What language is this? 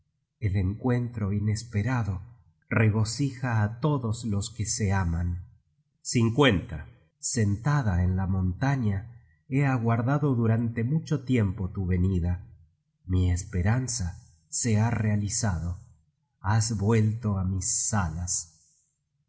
Spanish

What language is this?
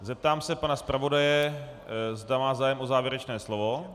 Czech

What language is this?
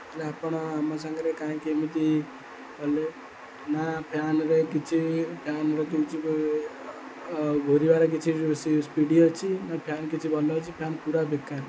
Odia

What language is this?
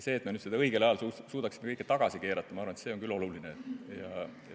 Estonian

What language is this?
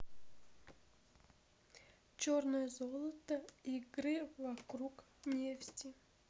Russian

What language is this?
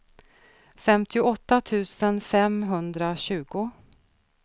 Swedish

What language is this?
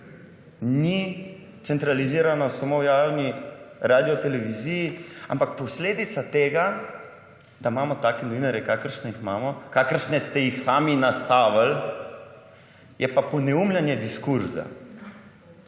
Slovenian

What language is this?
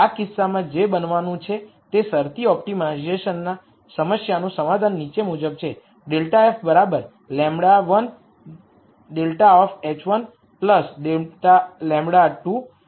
Gujarati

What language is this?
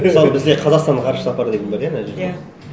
Kazakh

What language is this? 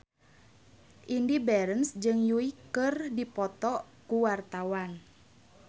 Sundanese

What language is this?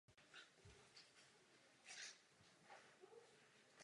Czech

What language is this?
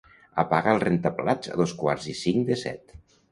Catalan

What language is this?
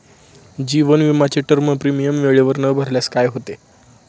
Marathi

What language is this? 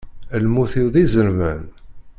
Kabyle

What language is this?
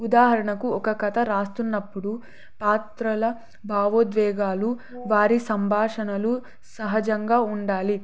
Telugu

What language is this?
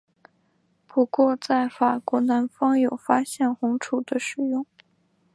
Chinese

